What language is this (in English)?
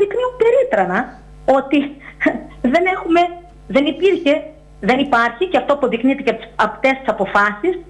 Greek